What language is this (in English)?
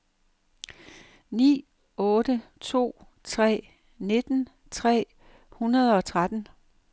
Danish